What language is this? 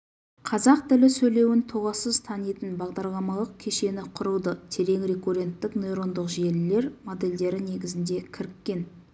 Kazakh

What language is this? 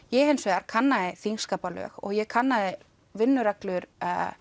Icelandic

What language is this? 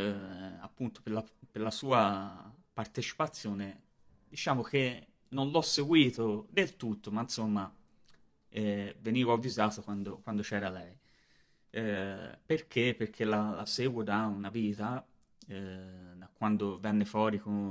Italian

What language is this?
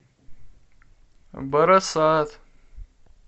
Russian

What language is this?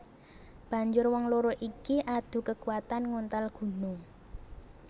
Javanese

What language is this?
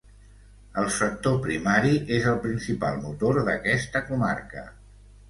Catalan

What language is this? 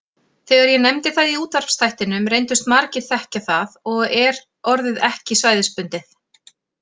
Icelandic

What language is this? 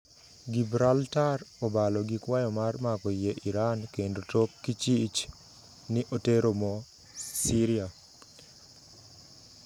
Luo (Kenya and Tanzania)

